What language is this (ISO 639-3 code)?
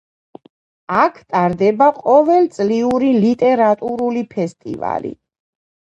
kat